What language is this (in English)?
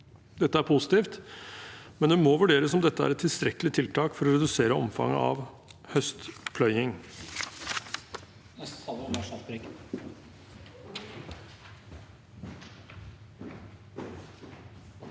Norwegian